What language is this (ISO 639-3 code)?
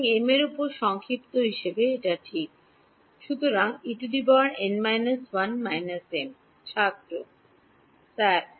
ben